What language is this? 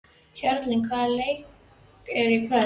Icelandic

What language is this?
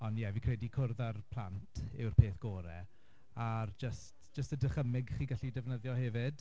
Welsh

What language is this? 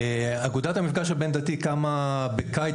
Hebrew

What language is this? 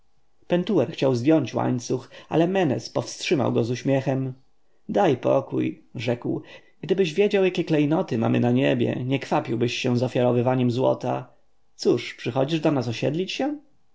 Polish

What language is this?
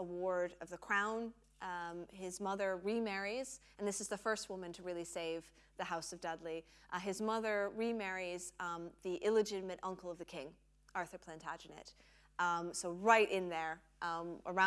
English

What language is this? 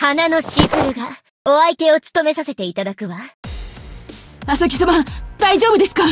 Japanese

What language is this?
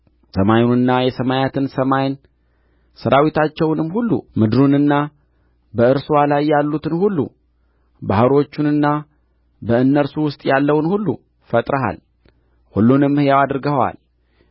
Amharic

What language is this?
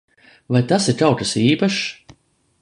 Latvian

